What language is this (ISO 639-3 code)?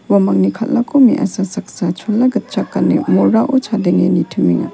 grt